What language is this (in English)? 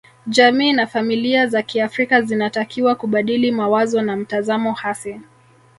Swahili